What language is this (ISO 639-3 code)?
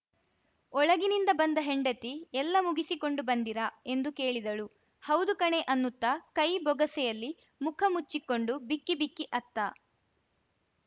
kan